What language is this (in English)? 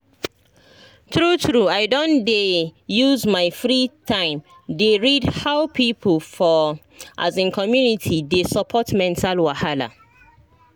Nigerian Pidgin